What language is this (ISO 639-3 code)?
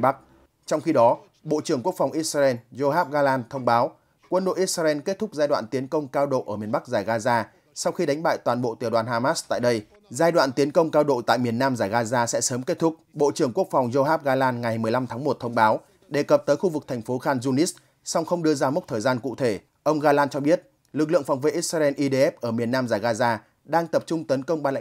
vie